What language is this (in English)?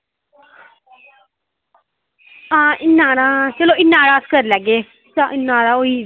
Dogri